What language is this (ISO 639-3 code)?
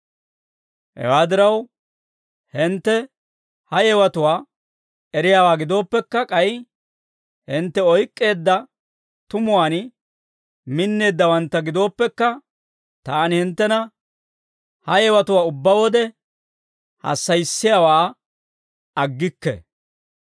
dwr